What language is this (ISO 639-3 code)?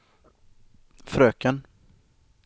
swe